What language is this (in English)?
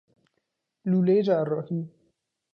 Persian